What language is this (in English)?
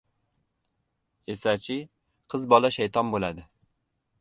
Uzbek